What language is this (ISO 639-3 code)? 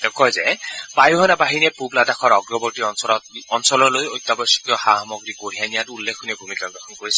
asm